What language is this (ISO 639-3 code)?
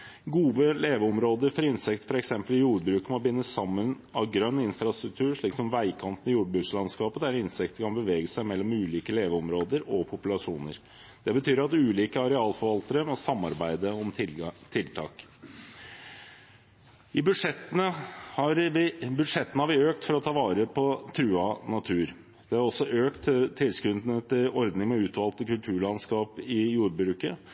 nob